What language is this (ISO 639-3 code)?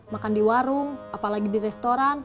ind